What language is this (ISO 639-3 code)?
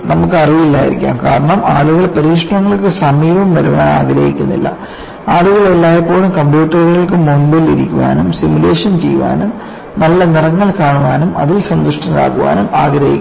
mal